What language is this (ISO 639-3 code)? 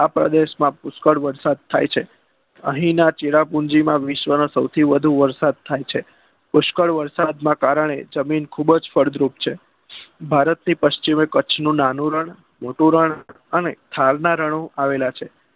guj